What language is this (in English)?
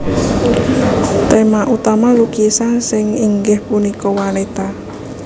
Javanese